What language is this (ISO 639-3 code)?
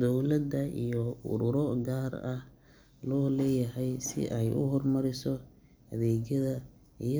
som